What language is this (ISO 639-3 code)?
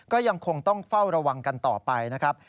tha